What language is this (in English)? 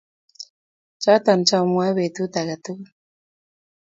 Kalenjin